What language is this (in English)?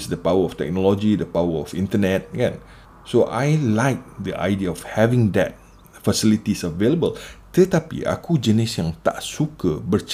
Malay